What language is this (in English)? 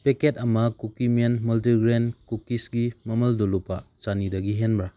Manipuri